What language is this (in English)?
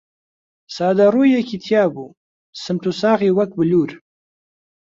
Central Kurdish